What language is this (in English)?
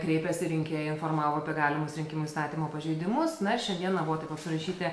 Lithuanian